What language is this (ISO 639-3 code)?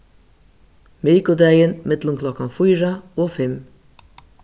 fao